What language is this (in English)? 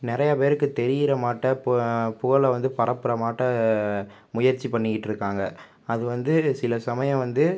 Tamil